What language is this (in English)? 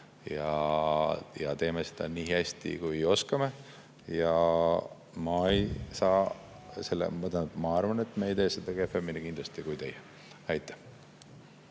Estonian